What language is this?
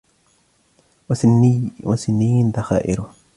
Arabic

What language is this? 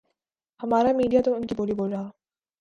Urdu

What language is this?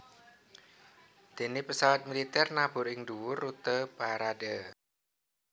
Javanese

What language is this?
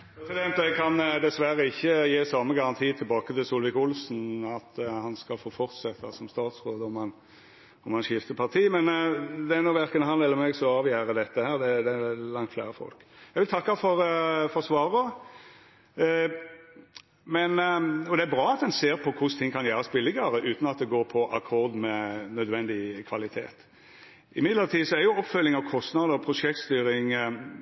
Norwegian Nynorsk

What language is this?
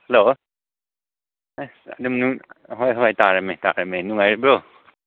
Manipuri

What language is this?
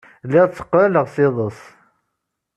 Kabyle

